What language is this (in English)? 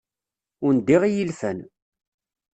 Kabyle